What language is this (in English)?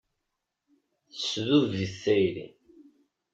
Kabyle